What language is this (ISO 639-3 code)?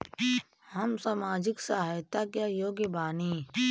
bho